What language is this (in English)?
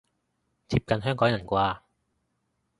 Cantonese